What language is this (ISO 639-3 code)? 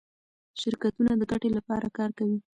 pus